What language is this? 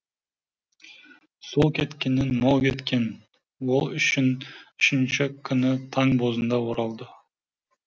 Kazakh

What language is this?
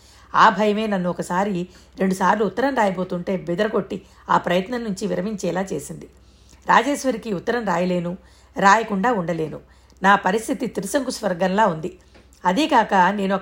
Telugu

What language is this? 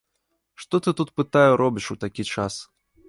Belarusian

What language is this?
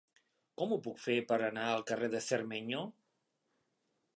Catalan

